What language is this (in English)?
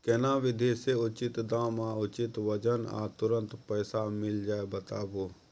Maithili